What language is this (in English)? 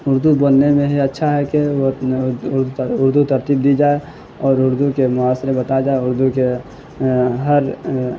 Urdu